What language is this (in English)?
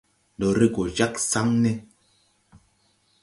Tupuri